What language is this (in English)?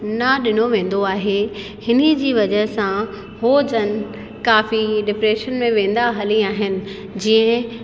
Sindhi